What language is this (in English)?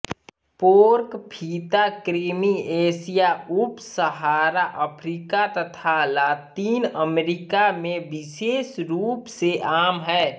Hindi